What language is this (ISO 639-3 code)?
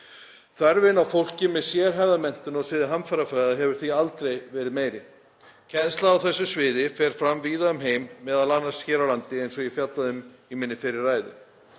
isl